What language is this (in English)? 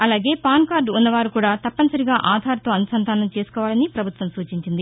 Telugu